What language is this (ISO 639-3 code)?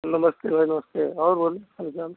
hin